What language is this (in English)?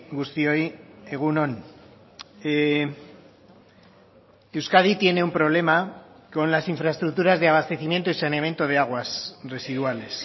Spanish